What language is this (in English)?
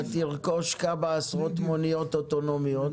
Hebrew